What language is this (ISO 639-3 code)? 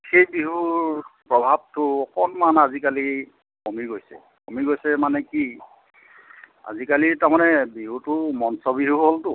asm